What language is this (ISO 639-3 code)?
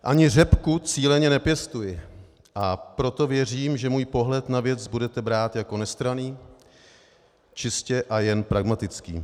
ces